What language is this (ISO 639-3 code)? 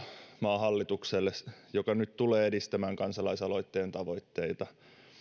fin